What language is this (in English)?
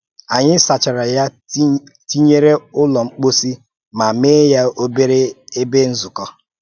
Igbo